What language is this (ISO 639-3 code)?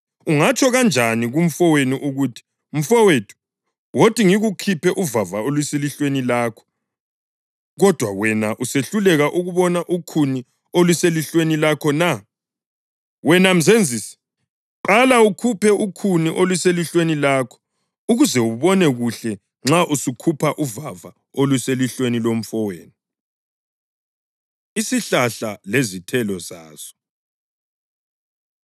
nde